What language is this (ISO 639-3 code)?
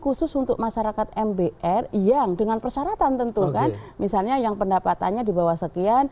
ind